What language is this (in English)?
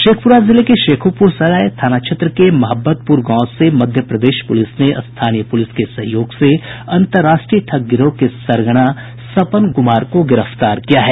Hindi